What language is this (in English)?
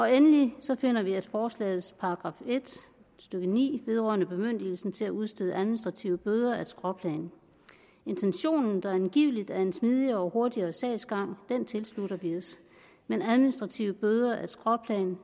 Danish